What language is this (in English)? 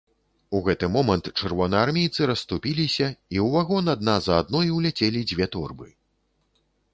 Belarusian